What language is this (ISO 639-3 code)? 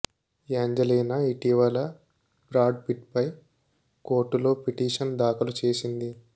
tel